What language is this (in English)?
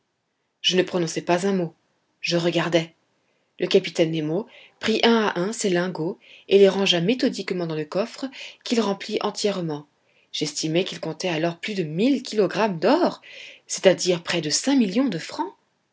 French